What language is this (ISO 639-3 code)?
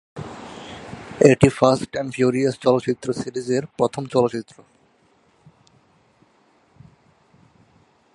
ben